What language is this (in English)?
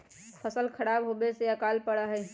Magahi